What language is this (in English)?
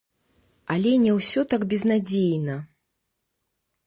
Belarusian